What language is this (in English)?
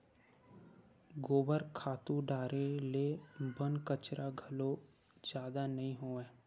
Chhattisgarhi